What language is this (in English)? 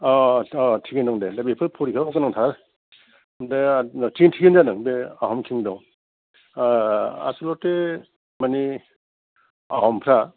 Bodo